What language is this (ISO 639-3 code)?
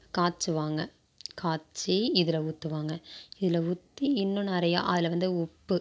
tam